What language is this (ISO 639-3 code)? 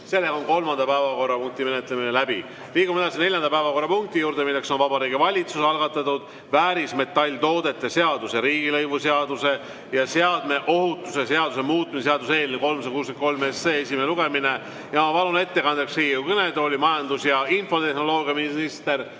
est